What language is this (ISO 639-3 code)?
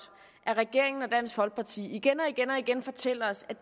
dan